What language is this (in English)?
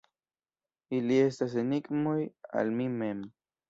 Esperanto